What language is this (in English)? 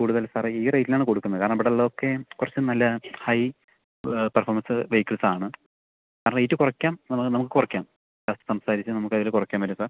Malayalam